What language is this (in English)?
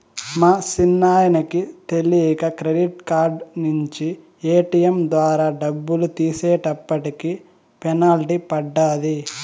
Telugu